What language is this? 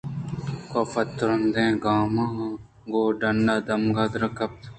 Eastern Balochi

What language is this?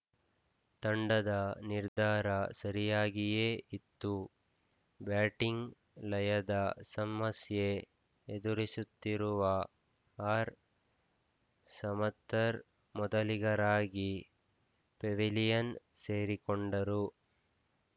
Kannada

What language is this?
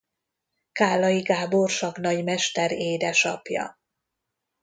Hungarian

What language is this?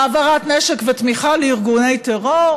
Hebrew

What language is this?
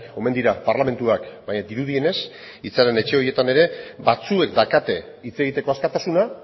Basque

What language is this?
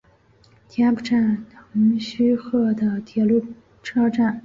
Chinese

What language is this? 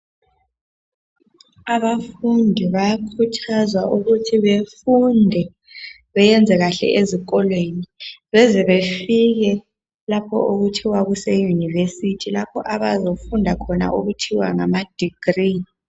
North Ndebele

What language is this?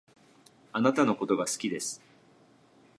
Japanese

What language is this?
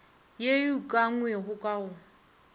Northern Sotho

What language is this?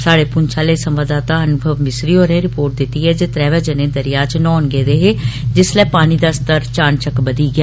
Dogri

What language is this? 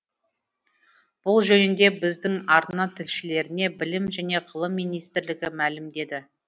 Kazakh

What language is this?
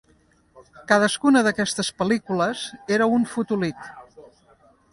Catalan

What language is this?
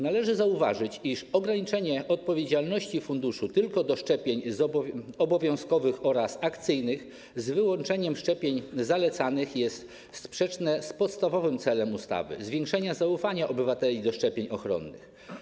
Polish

